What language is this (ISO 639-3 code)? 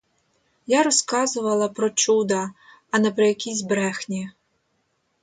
ukr